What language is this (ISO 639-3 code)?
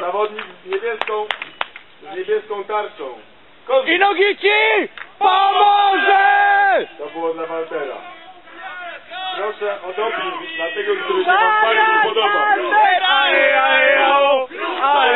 pol